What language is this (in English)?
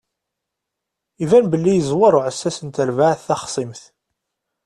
Kabyle